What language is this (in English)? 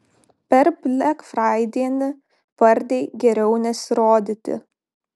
Lithuanian